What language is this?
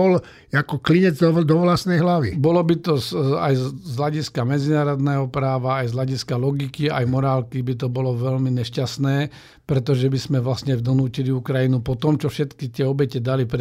Slovak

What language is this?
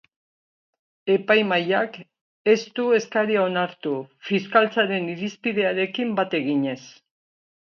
Basque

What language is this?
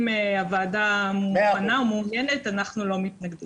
Hebrew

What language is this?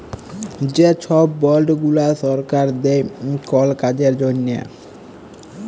Bangla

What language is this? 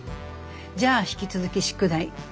Japanese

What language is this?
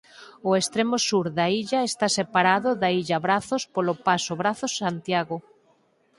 Galician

